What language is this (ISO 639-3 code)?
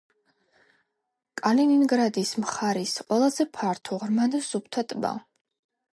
kat